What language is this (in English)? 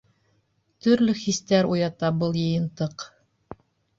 Bashkir